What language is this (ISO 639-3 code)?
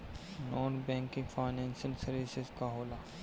bho